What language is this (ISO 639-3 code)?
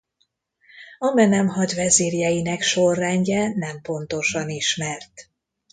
hun